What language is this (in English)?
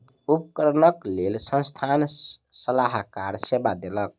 Maithili